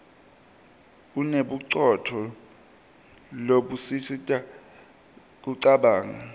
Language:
Swati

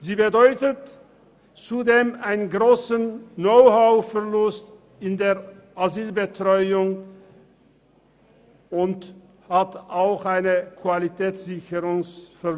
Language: Swiss German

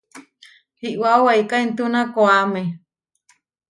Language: Huarijio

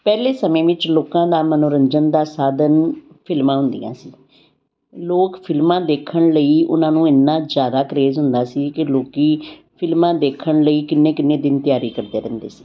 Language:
Punjabi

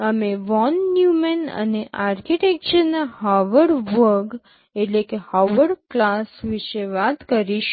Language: Gujarati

